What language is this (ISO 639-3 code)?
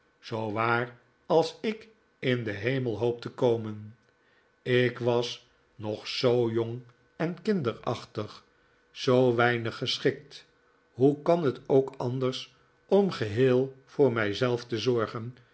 nld